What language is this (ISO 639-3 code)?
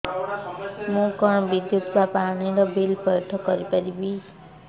ori